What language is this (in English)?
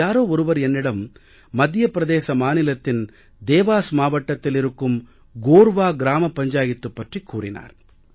Tamil